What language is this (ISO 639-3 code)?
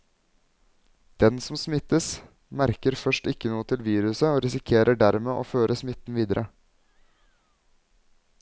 nor